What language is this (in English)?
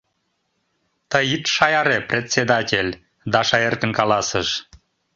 Mari